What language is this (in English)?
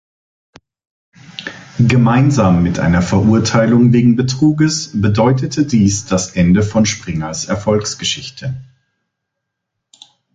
German